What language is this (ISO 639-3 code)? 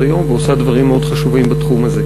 heb